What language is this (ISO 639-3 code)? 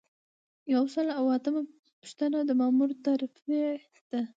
pus